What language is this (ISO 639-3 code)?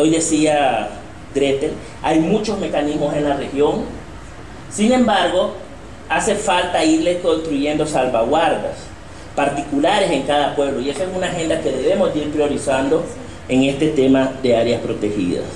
spa